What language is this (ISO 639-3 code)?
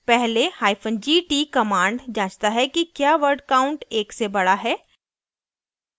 hin